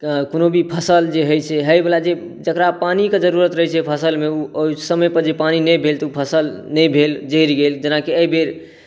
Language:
Maithili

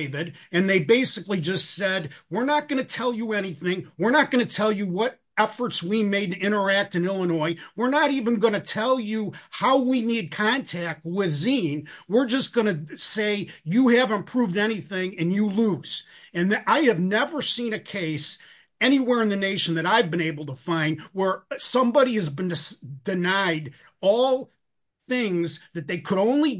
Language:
English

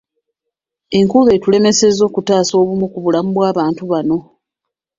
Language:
Ganda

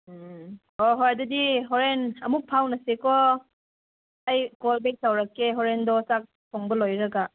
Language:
Manipuri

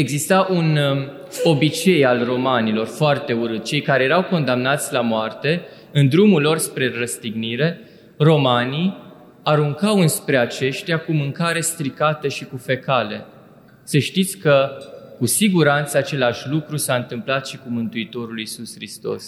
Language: Romanian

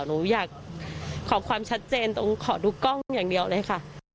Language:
Thai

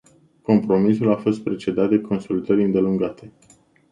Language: Romanian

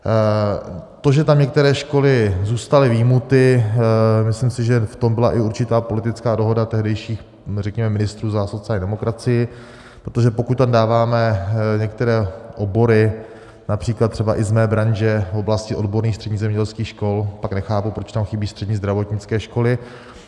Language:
Czech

